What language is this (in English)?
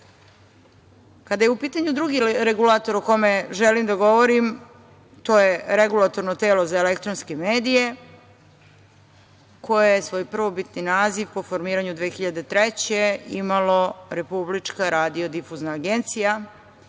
Serbian